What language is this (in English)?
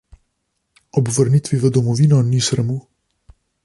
Slovenian